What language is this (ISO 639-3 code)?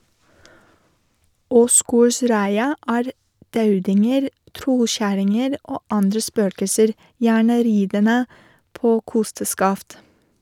nor